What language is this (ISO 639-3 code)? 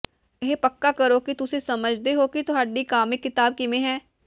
pan